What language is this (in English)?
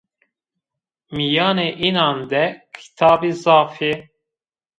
Zaza